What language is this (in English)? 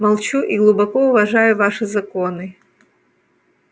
Russian